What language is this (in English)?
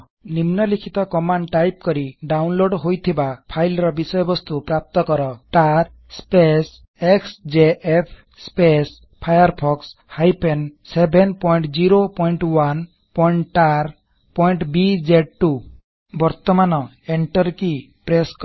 Odia